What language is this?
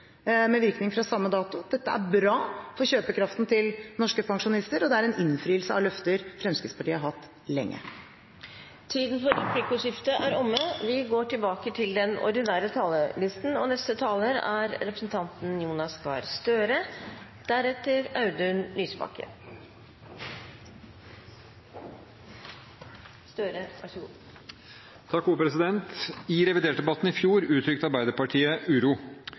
Norwegian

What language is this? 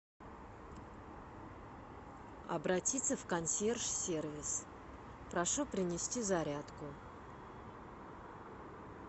Russian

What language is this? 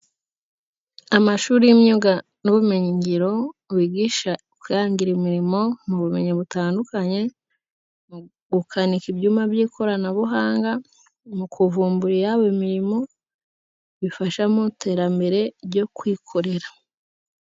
Kinyarwanda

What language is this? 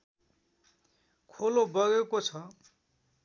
Nepali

